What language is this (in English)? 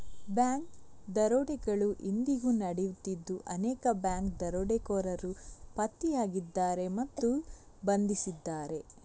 Kannada